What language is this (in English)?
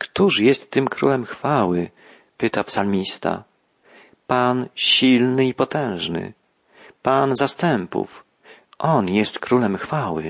Polish